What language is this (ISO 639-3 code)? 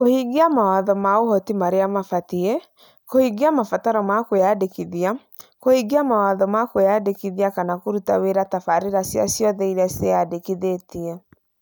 kik